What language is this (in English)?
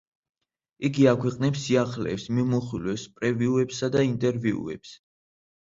Georgian